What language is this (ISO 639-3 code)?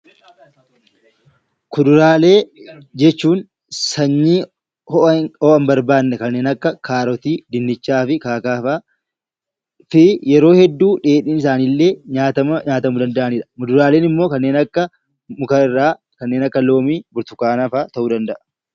orm